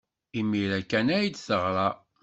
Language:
Kabyle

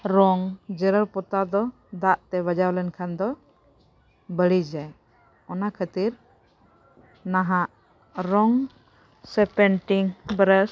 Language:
Santali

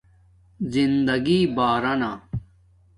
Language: Domaaki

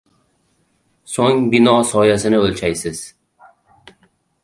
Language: Uzbek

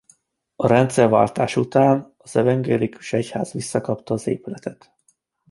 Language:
Hungarian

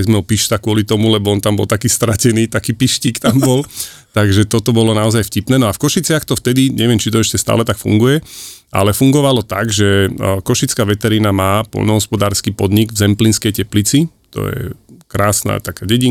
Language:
Slovak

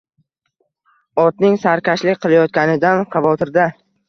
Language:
Uzbek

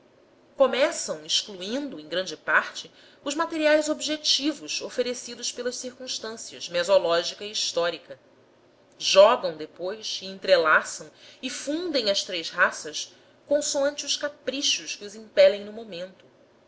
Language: Portuguese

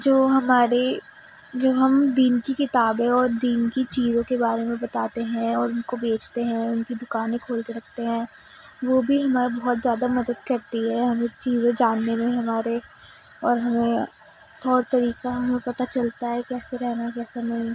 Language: Urdu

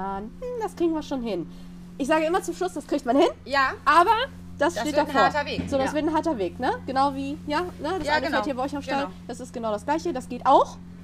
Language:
German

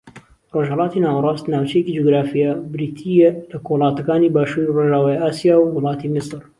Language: Central Kurdish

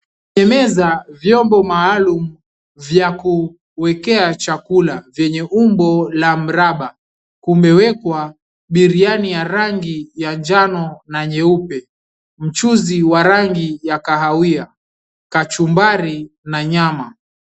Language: Swahili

